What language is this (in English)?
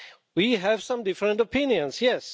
English